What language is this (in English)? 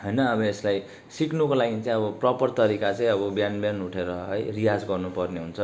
Nepali